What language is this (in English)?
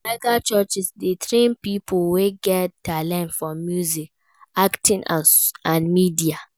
Nigerian Pidgin